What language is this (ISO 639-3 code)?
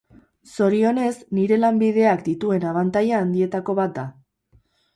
eus